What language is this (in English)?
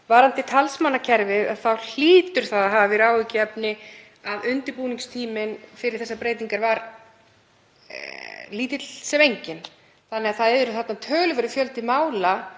Icelandic